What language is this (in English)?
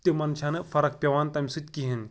Kashmiri